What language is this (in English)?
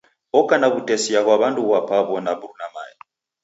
Taita